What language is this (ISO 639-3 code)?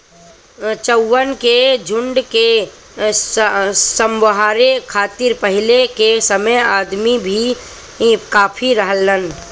bho